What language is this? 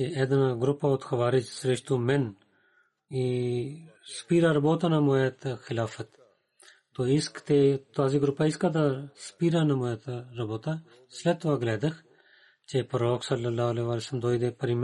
Bulgarian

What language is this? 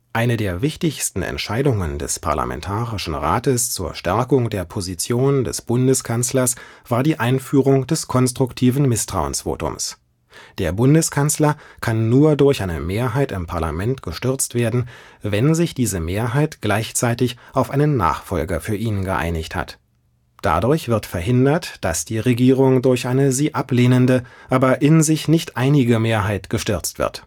German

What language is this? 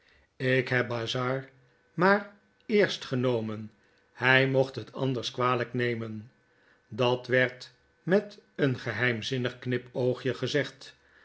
Dutch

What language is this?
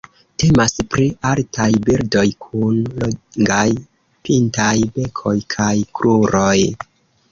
Esperanto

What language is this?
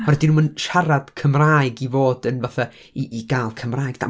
Welsh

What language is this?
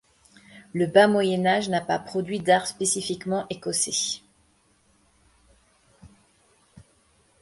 French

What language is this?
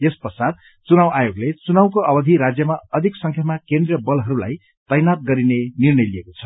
Nepali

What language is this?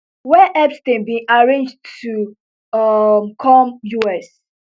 Nigerian Pidgin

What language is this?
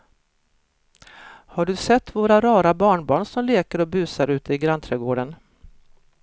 Swedish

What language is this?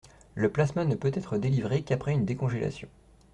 French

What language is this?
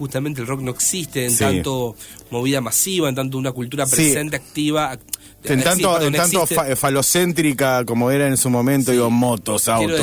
Spanish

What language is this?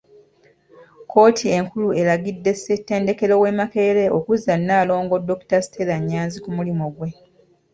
Ganda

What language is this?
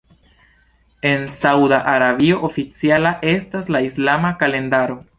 Esperanto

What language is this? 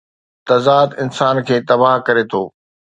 Sindhi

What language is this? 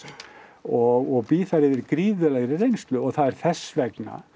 Icelandic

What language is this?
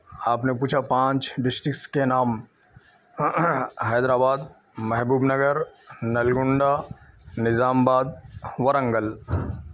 Urdu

